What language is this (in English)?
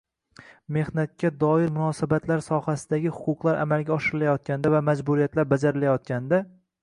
Uzbek